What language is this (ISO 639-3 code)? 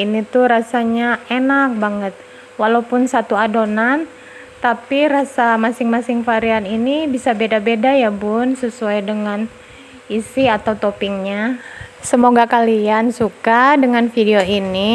ind